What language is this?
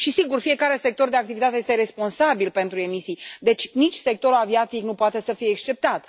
Romanian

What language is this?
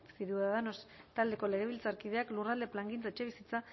Basque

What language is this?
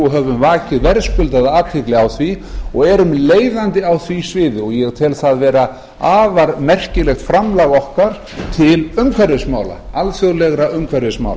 Icelandic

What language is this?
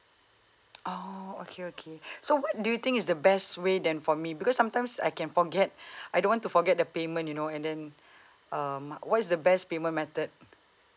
English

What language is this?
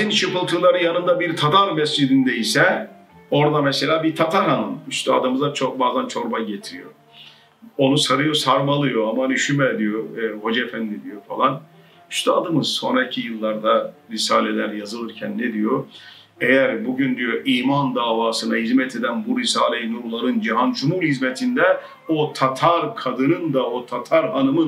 Turkish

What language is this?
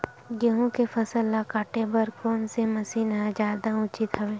Chhattisgarhi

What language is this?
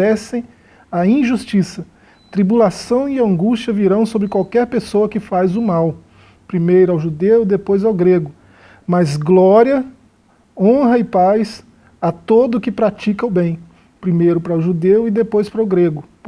Portuguese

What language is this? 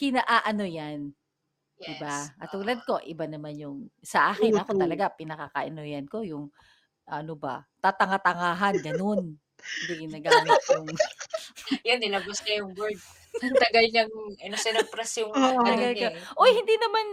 Filipino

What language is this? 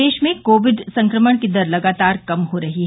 Hindi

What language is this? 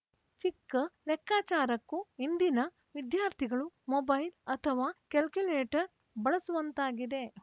Kannada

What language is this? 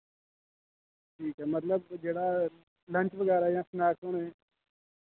Dogri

